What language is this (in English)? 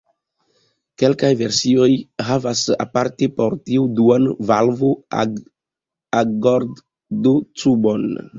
Esperanto